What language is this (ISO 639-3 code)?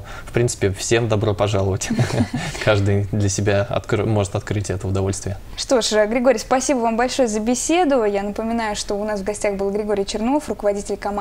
rus